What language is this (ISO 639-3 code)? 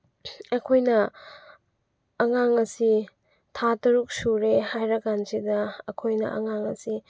mni